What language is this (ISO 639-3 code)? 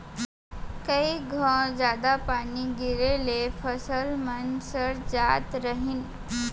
hne